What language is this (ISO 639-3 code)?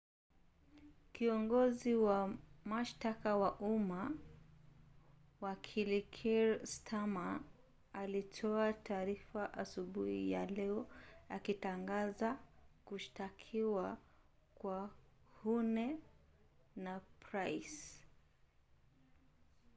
swa